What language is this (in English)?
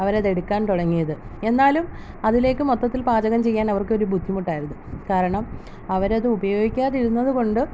Malayalam